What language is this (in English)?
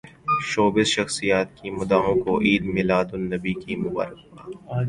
Urdu